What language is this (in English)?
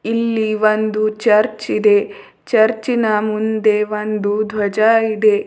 Kannada